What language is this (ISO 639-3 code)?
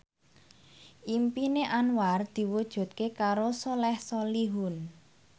jav